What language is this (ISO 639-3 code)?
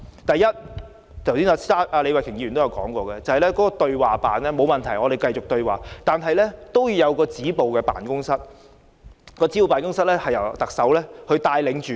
yue